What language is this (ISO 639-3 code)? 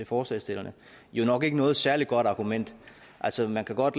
dan